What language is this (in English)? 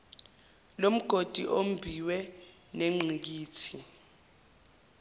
Zulu